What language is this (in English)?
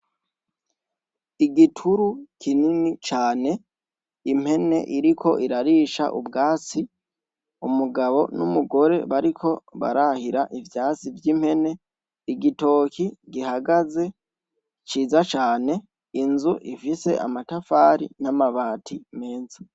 Rundi